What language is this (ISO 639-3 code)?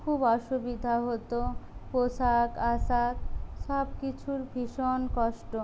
ben